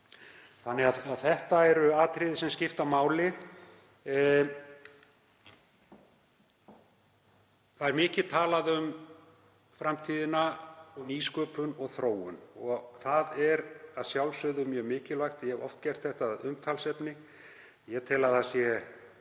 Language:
Icelandic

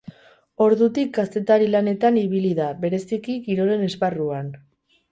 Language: Basque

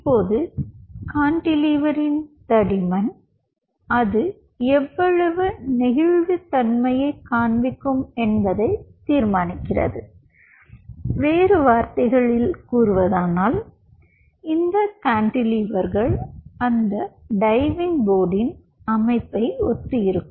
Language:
Tamil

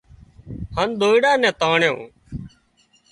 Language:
Wadiyara Koli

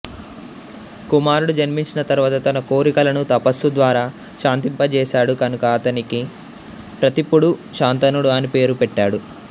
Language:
Telugu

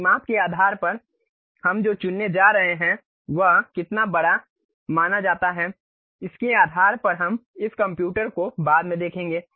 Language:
Hindi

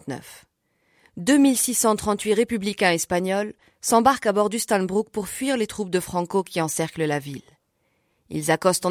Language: French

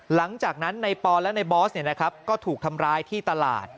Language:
Thai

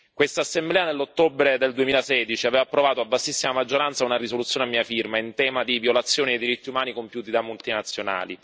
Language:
Italian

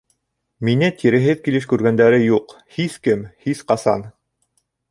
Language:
Bashkir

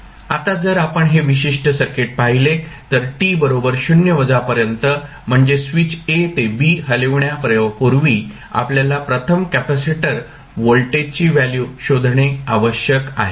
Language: Marathi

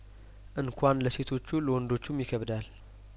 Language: Amharic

